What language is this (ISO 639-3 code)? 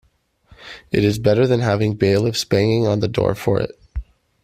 eng